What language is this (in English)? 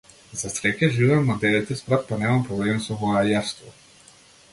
Macedonian